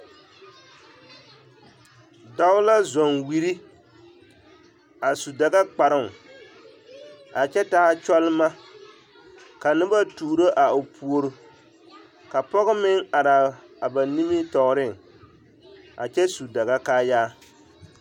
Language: Southern Dagaare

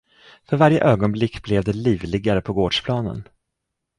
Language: Swedish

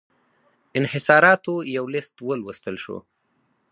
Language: Pashto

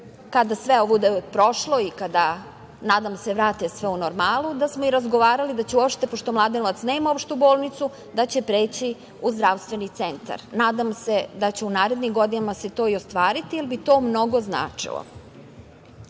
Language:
Serbian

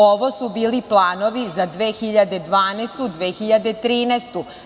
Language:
Serbian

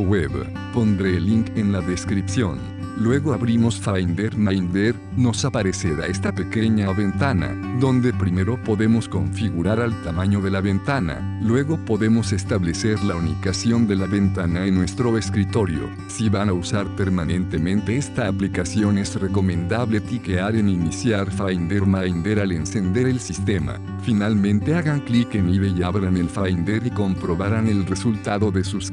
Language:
Spanish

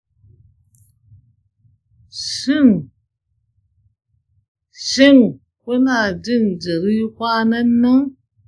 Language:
Hausa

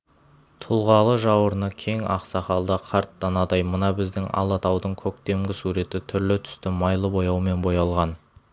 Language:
Kazakh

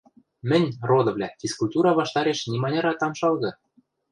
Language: Western Mari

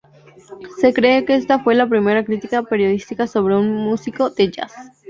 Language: Spanish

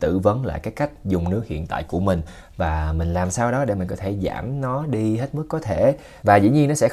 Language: Vietnamese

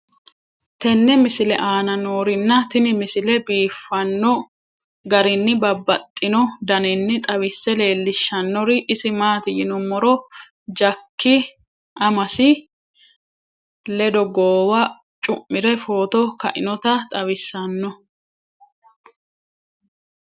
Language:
Sidamo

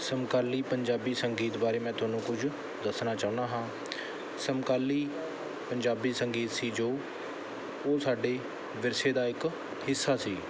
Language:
Punjabi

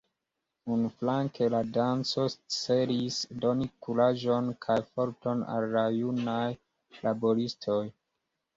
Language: Esperanto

